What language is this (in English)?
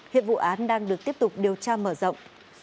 Vietnamese